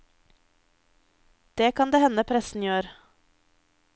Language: Norwegian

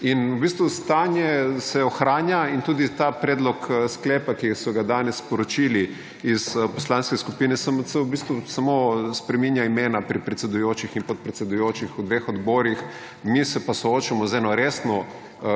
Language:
Slovenian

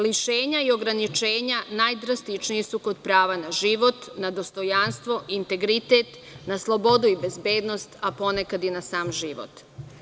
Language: Serbian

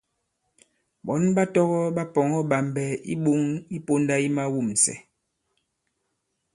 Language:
Bankon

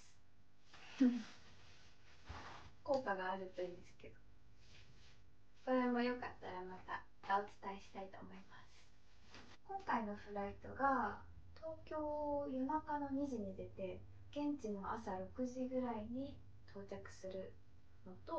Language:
Japanese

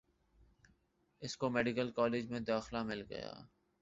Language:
Urdu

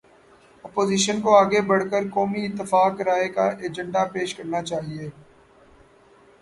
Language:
Urdu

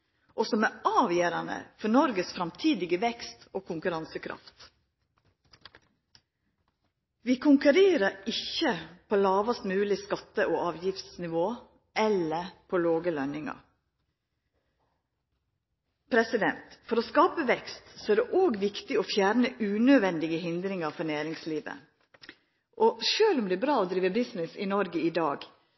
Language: Norwegian Nynorsk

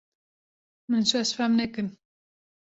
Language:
Kurdish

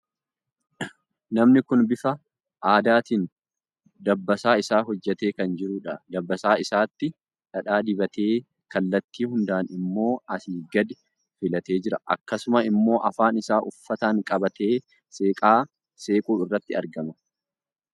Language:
Oromo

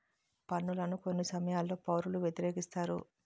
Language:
Telugu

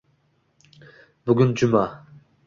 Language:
Uzbek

